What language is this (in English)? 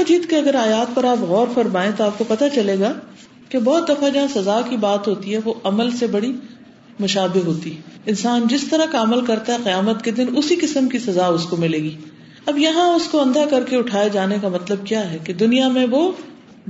Urdu